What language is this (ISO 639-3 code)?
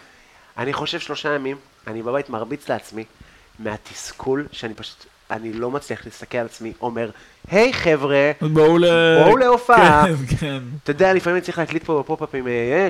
heb